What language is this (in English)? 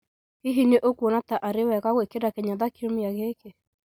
Kikuyu